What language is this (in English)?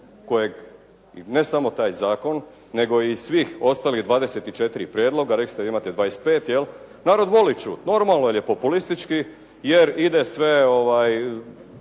Croatian